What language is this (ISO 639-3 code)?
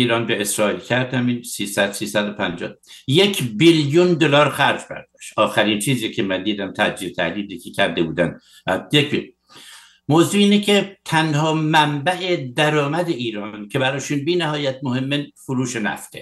fas